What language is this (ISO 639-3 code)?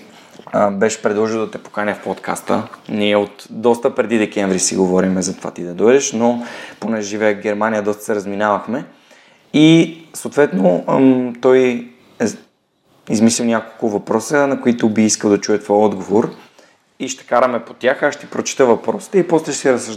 bul